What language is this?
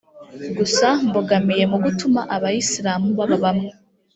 Kinyarwanda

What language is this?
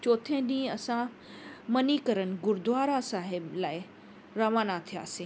Sindhi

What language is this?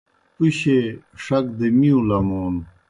Kohistani Shina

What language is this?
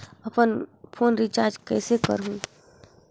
Chhattisgarhi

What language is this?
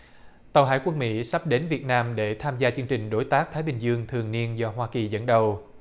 Vietnamese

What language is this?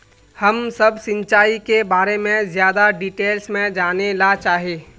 Magahi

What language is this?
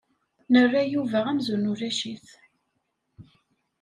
Kabyle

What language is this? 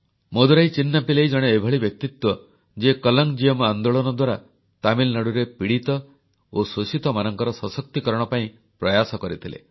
Odia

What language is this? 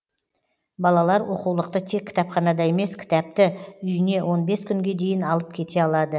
Kazakh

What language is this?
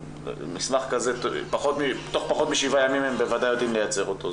Hebrew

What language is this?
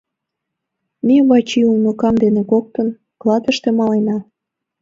Mari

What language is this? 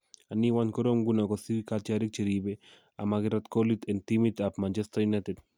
Kalenjin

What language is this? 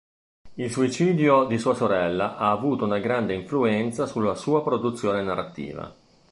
Italian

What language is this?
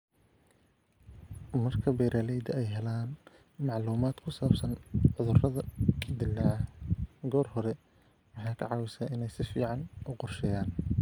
Somali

